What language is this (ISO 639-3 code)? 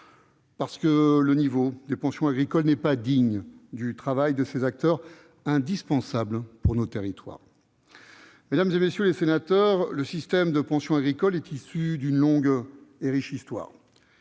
fra